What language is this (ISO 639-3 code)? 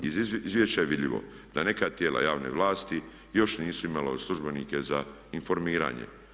hrv